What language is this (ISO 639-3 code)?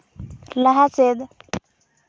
sat